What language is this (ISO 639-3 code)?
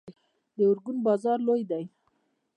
pus